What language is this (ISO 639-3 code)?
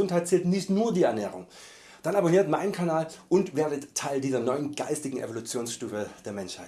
deu